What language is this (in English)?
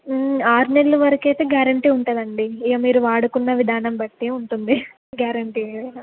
Telugu